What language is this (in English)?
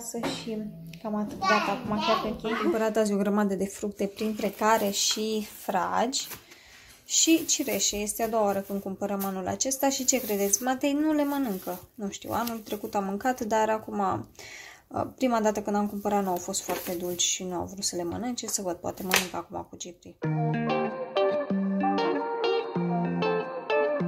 Romanian